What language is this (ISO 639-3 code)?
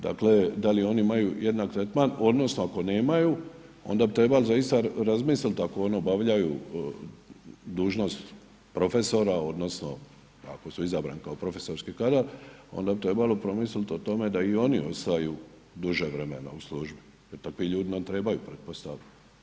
hrv